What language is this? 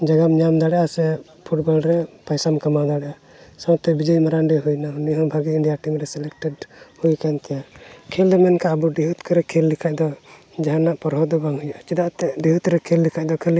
Santali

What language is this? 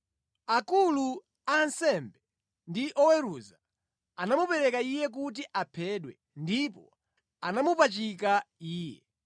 Nyanja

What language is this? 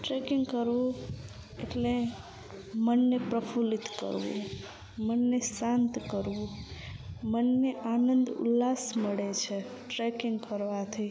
Gujarati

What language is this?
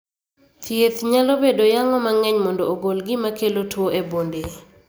Luo (Kenya and Tanzania)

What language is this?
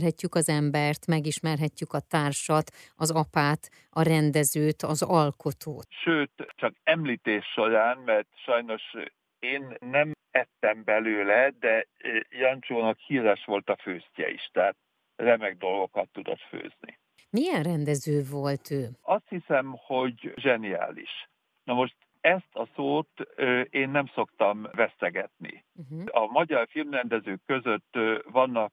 Hungarian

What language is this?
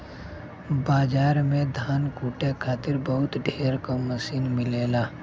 Bhojpuri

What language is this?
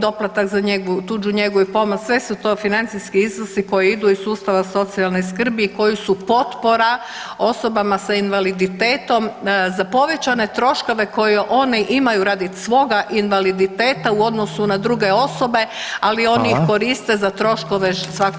Croatian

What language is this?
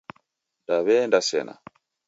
Taita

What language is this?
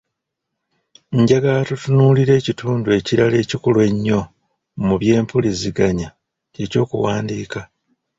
Ganda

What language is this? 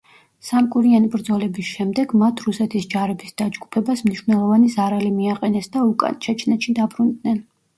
Georgian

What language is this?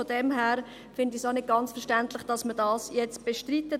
Swiss German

